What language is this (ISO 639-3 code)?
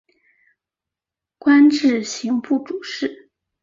zho